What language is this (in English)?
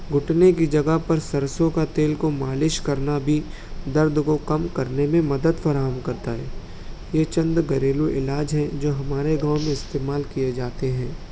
Urdu